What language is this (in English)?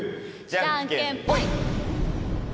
Japanese